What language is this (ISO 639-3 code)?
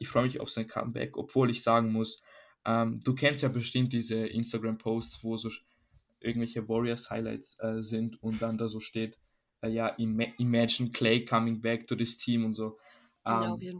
deu